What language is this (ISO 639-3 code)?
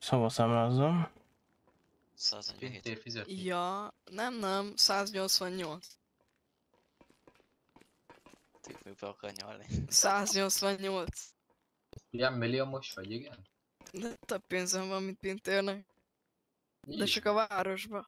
hun